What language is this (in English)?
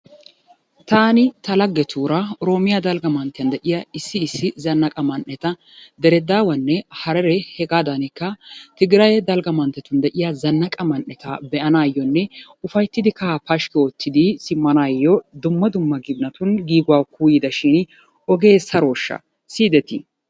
Wolaytta